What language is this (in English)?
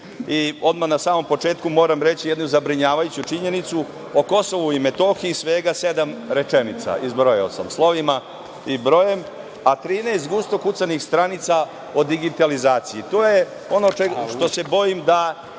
Serbian